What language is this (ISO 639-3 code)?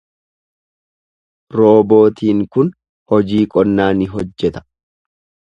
orm